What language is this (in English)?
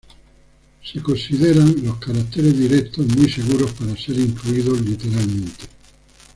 Spanish